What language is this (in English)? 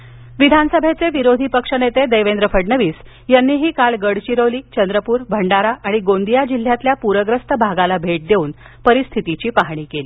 Marathi